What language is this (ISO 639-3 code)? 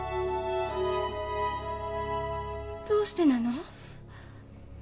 jpn